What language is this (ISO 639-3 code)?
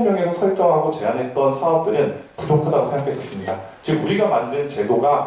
kor